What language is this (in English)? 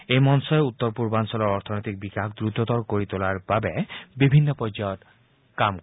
Assamese